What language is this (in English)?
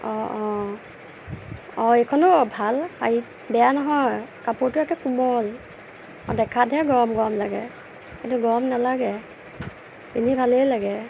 Assamese